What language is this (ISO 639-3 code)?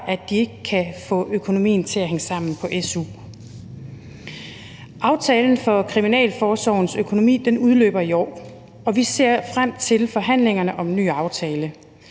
dan